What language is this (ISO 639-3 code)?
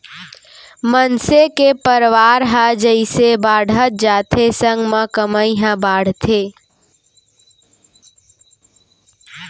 hne